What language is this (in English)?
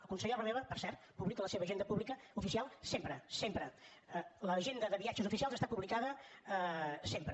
Catalan